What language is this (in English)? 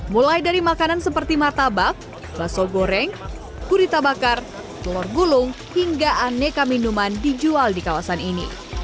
Indonesian